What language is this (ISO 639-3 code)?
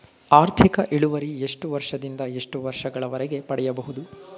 kan